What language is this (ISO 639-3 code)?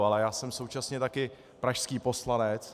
ces